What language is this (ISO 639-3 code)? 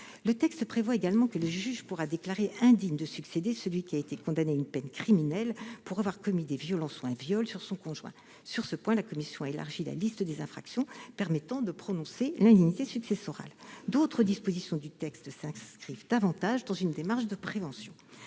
fra